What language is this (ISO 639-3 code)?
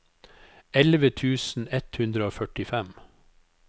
nor